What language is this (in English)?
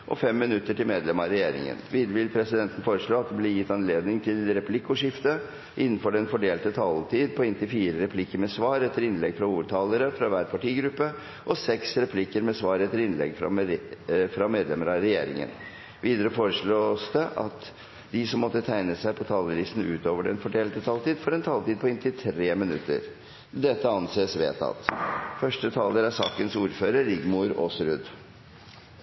Norwegian